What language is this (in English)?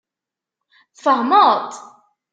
Kabyle